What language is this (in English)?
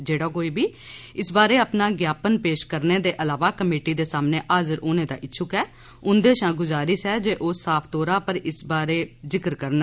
Dogri